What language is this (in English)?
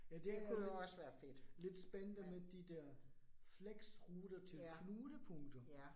Danish